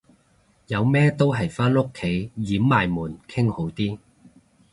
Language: Cantonese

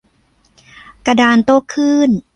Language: Thai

